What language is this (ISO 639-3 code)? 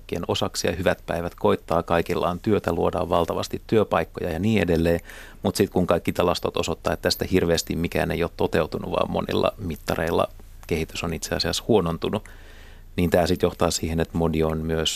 fin